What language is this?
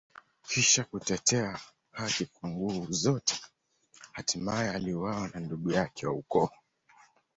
Swahili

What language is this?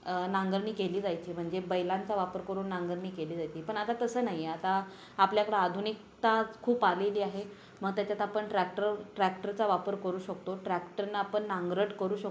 Marathi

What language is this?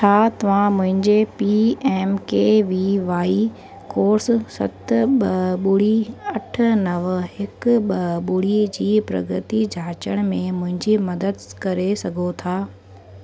Sindhi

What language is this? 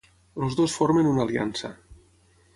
Catalan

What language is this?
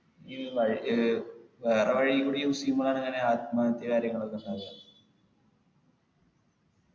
Malayalam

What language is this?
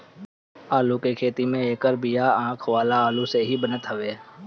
Bhojpuri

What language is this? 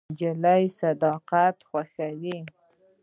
Pashto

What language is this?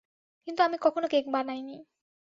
Bangla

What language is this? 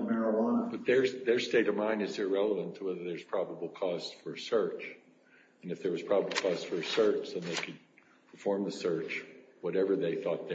English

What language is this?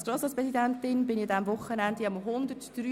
Swiss German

